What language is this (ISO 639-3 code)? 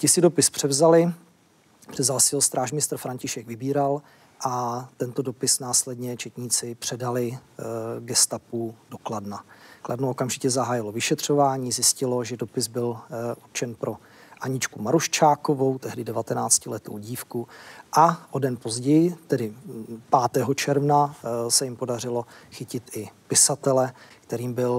ces